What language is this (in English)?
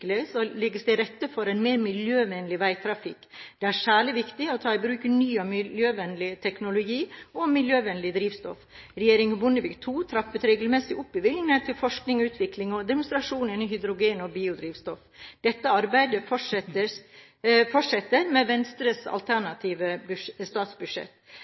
Norwegian Bokmål